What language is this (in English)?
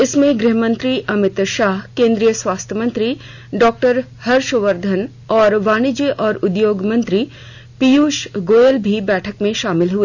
Hindi